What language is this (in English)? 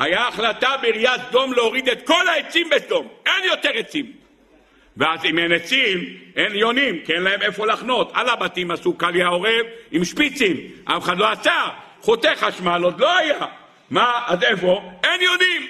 Hebrew